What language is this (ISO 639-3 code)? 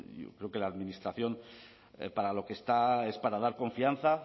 spa